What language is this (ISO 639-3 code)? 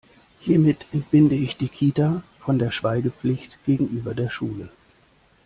deu